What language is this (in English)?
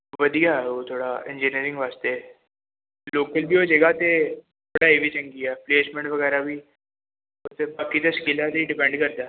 Punjabi